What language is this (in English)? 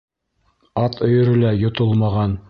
Bashkir